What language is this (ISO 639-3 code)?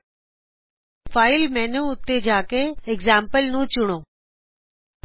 pan